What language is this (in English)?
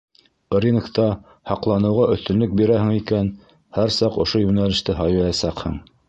Bashkir